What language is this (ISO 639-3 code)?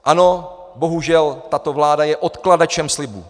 ces